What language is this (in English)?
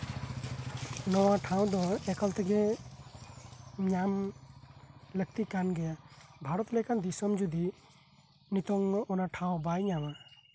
Santali